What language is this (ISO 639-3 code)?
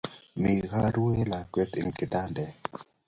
kln